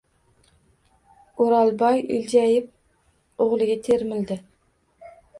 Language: Uzbek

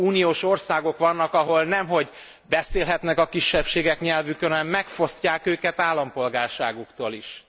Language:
Hungarian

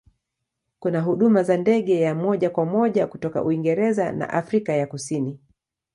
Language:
Swahili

